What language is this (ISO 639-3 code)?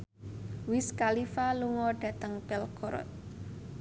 jav